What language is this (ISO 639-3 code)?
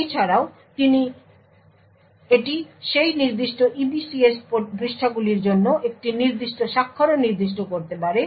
ben